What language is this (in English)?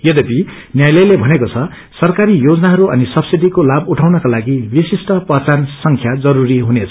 Nepali